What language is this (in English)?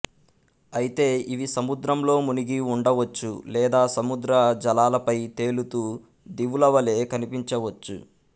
Telugu